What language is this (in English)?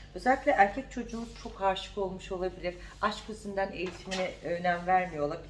Turkish